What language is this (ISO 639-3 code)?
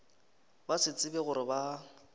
nso